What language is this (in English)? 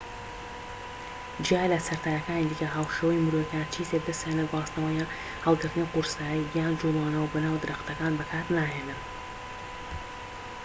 Central Kurdish